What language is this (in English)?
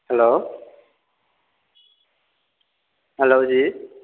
Bodo